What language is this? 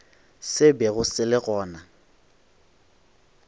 Northern Sotho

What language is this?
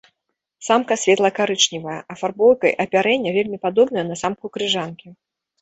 Belarusian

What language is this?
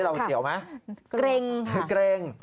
Thai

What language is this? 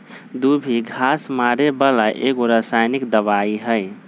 Magahi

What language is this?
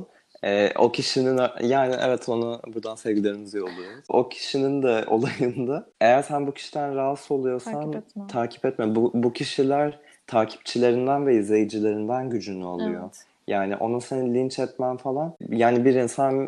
Turkish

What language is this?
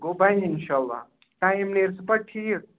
Kashmiri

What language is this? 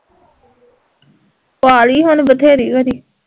Punjabi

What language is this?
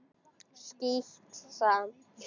Icelandic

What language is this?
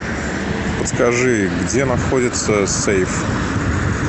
Russian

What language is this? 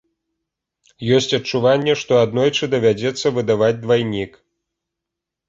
Belarusian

